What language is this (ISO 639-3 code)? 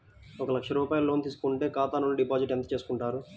tel